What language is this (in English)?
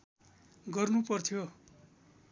Nepali